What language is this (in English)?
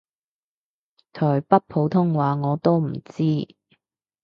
Cantonese